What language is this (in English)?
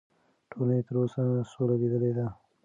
Pashto